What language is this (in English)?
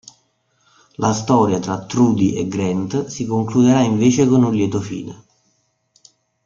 Italian